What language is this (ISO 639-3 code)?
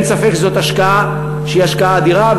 heb